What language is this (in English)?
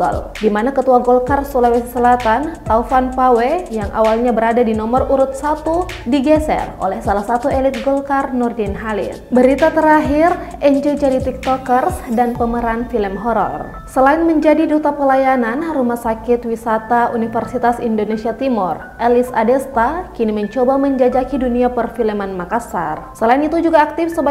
Indonesian